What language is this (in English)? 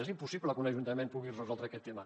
Catalan